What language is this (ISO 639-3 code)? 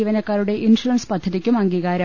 mal